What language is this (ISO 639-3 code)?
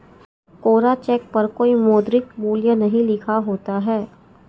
hin